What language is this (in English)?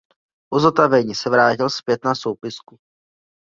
Czech